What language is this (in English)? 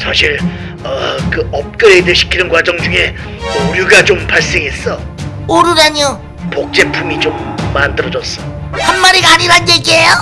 Korean